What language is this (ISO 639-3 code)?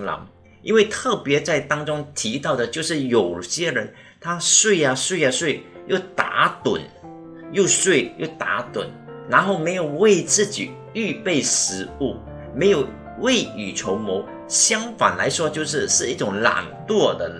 zho